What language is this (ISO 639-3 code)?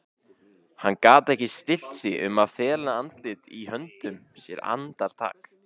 isl